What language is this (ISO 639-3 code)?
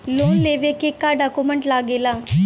bho